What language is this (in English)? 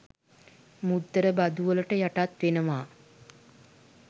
Sinhala